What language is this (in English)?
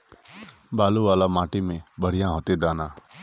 Magahi